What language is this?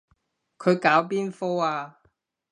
Cantonese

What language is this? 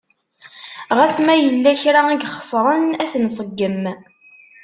Kabyle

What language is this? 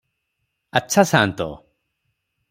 Odia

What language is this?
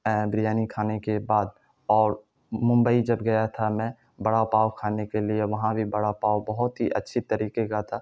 Urdu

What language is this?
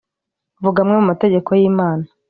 Kinyarwanda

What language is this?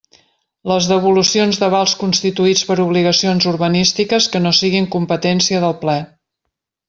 Catalan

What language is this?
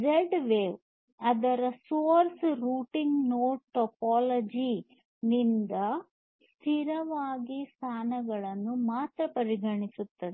Kannada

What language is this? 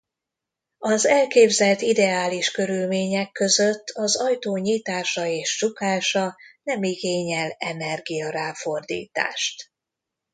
Hungarian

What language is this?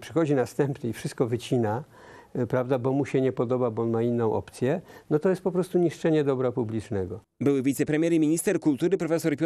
Polish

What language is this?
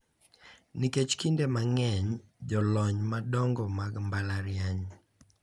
Luo (Kenya and Tanzania)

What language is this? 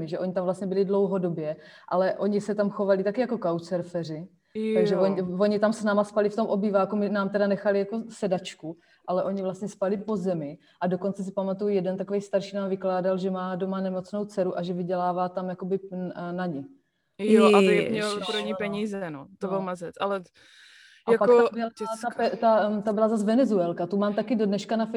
Czech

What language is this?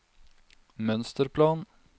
Norwegian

